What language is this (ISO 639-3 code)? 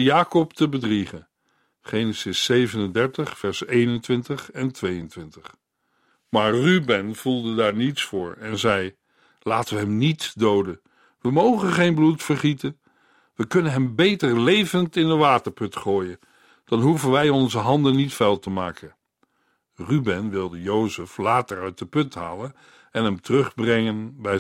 nld